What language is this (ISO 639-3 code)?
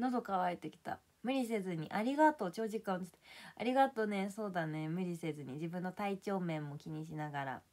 jpn